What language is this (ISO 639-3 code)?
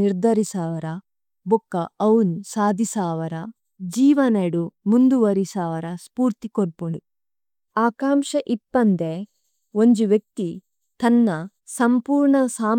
tcy